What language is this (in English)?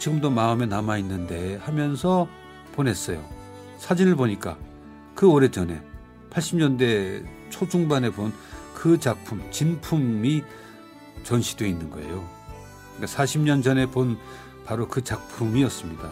Korean